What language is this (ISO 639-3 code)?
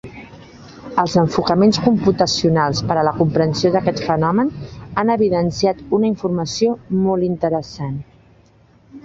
cat